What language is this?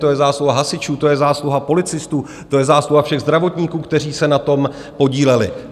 Czech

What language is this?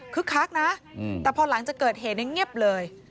Thai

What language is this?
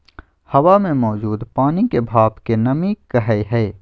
Magahi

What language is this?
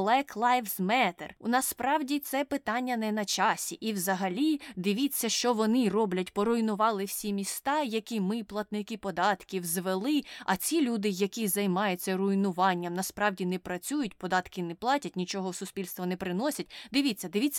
Ukrainian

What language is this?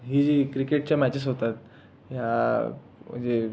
Marathi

